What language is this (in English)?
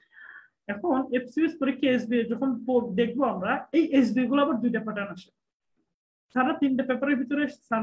Turkish